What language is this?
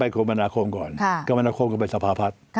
Thai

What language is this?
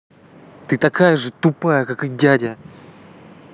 Russian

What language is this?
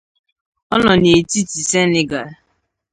Igbo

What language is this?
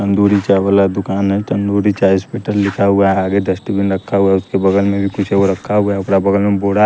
Hindi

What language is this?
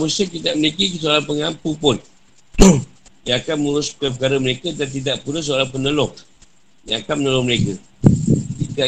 Malay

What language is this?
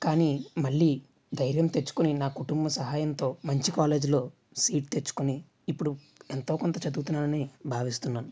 Telugu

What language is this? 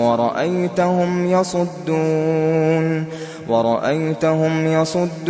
Arabic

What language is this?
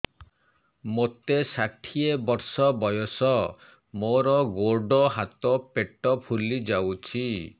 Odia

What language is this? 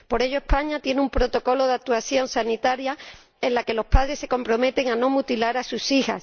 Spanish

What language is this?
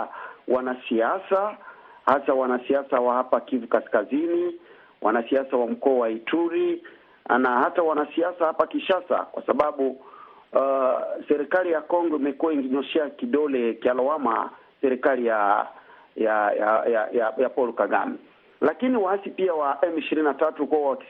Swahili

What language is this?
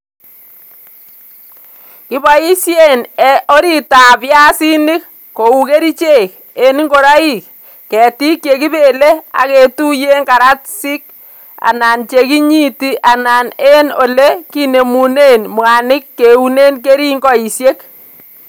Kalenjin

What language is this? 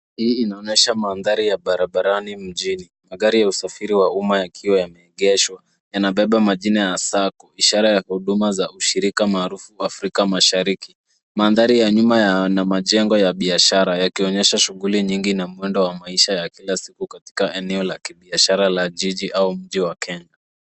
Swahili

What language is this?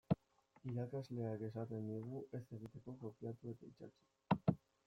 Basque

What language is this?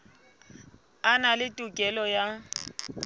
Southern Sotho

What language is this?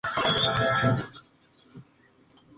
Spanish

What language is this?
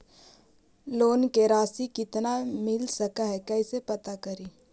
Magahi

